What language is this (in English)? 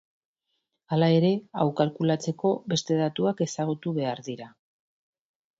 Basque